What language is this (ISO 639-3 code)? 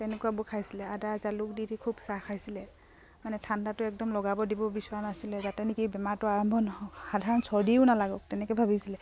asm